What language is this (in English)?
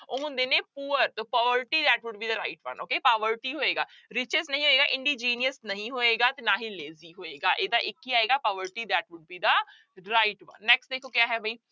Punjabi